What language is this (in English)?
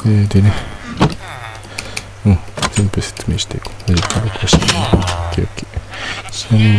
Japanese